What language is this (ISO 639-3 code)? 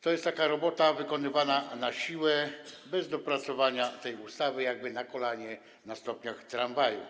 pol